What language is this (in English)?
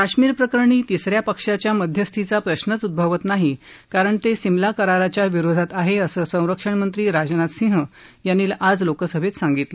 Marathi